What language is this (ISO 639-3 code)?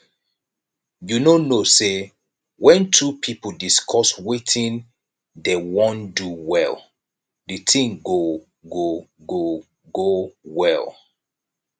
pcm